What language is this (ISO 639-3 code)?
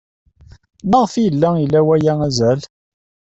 kab